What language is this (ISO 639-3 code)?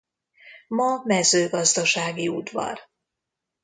hun